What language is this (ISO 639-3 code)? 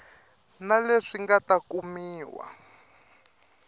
tso